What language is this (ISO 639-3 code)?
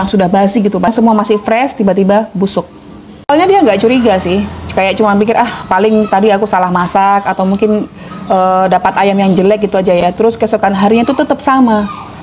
ind